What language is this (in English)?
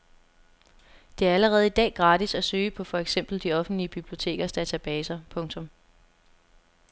Danish